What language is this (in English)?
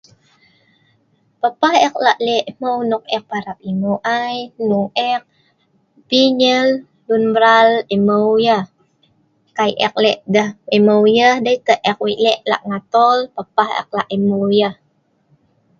Sa'ban